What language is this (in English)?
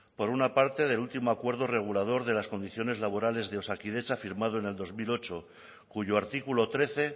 Spanish